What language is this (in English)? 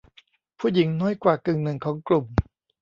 Thai